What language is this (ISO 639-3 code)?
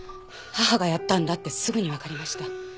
jpn